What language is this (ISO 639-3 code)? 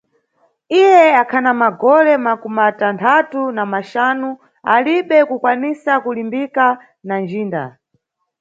nyu